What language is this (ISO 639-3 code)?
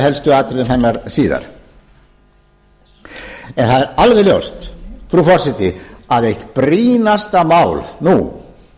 isl